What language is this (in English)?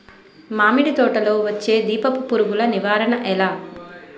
Telugu